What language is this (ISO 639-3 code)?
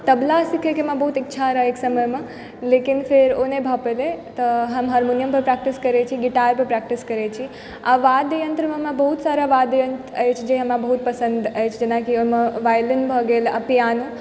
mai